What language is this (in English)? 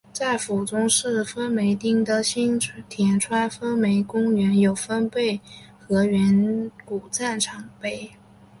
Chinese